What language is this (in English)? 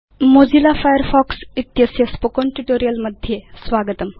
Sanskrit